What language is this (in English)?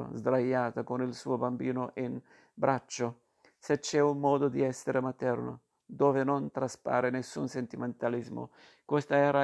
Italian